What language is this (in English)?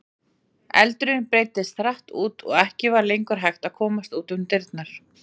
Icelandic